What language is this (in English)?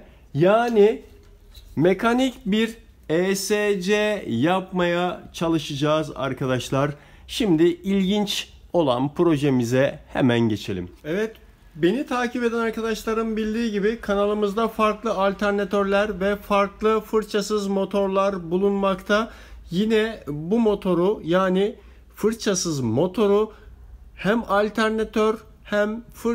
Turkish